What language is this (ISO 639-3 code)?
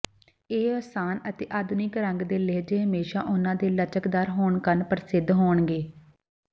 pan